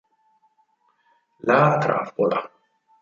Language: Italian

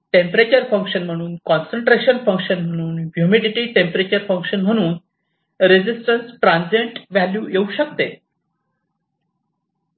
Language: Marathi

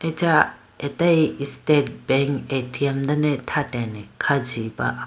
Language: Idu-Mishmi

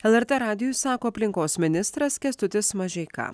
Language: Lithuanian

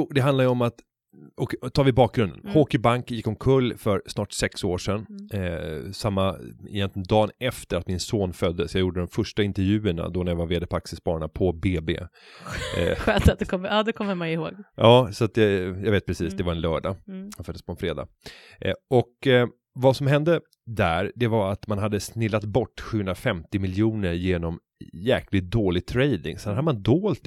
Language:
Swedish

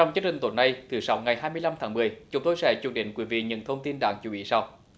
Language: Vietnamese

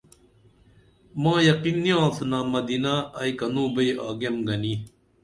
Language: Dameli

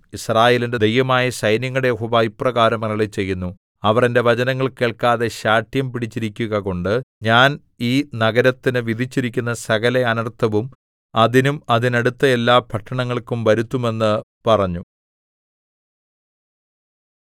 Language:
Malayalam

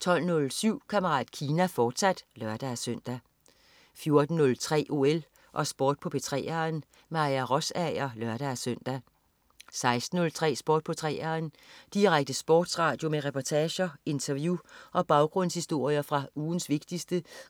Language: Danish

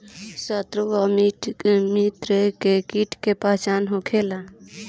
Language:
Bhojpuri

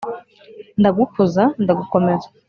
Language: Kinyarwanda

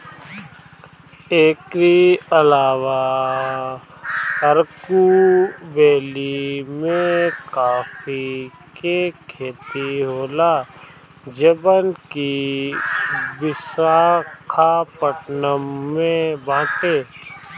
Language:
Bhojpuri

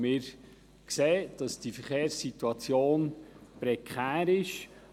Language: Swiss German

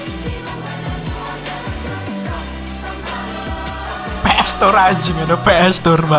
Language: Indonesian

